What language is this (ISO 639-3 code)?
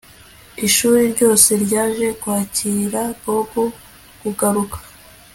kin